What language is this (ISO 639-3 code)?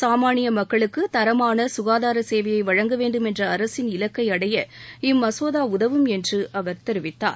tam